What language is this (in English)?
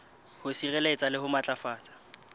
Southern Sotho